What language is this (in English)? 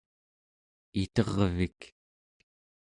Central Yupik